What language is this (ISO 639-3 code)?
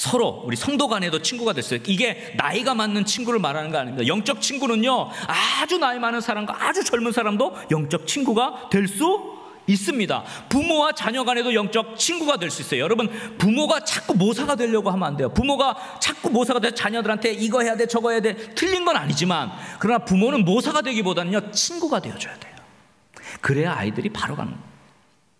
kor